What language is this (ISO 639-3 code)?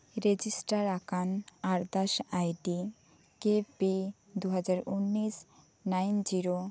sat